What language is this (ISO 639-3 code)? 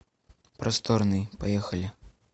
rus